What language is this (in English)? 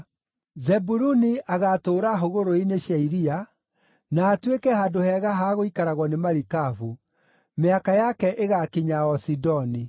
Kikuyu